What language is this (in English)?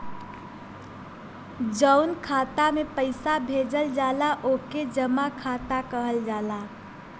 Bhojpuri